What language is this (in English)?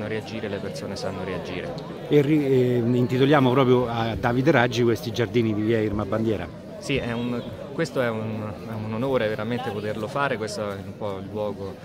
Italian